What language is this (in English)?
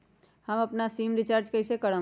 Magahi